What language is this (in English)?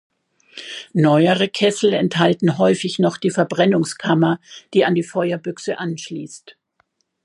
German